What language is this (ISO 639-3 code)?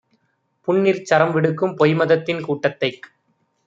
tam